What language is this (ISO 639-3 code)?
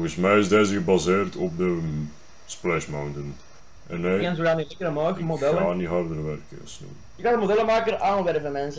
nld